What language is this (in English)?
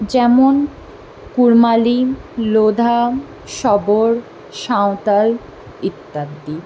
Bangla